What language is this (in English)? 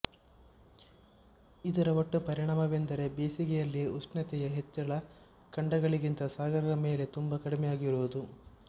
Kannada